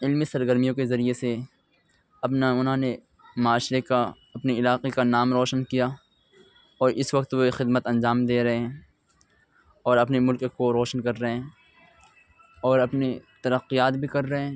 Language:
Urdu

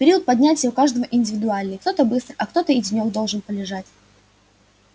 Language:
Russian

